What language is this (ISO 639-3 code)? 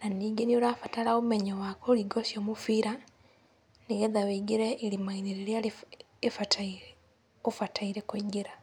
kik